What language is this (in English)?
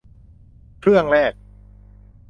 Thai